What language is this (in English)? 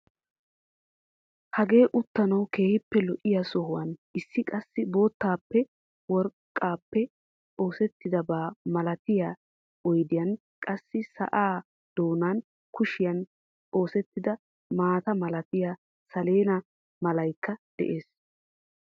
Wolaytta